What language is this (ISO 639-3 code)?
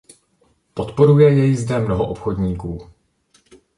ces